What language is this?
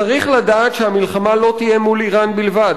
Hebrew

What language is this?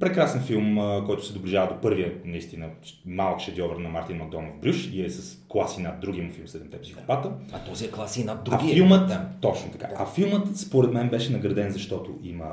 Bulgarian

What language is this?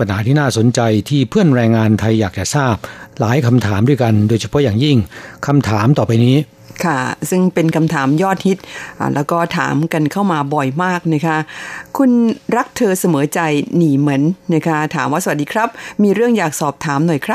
Thai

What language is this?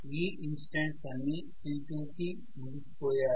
Telugu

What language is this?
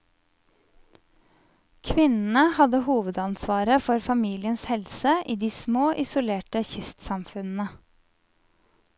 Norwegian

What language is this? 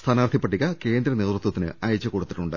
Malayalam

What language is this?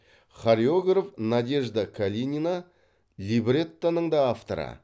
Kazakh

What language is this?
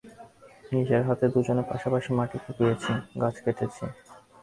Bangla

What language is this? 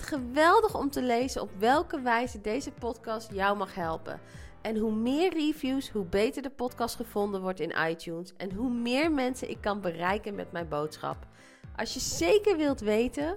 Dutch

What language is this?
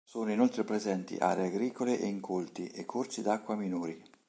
Italian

